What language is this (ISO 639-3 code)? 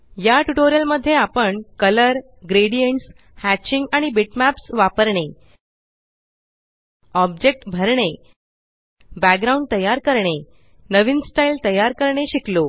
mar